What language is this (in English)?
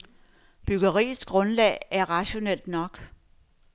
Danish